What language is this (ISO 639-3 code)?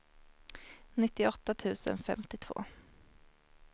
swe